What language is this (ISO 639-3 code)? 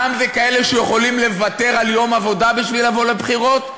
heb